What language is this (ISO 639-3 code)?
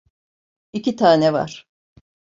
tur